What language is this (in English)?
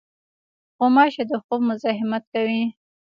Pashto